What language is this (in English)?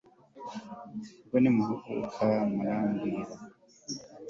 Kinyarwanda